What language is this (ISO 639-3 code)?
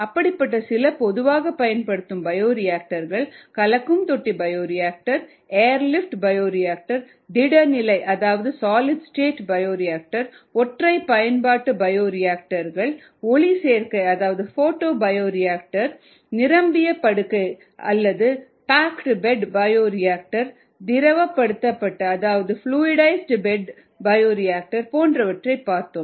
tam